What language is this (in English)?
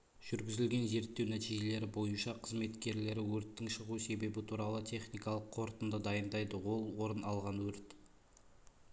Kazakh